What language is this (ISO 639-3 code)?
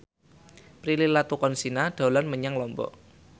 jav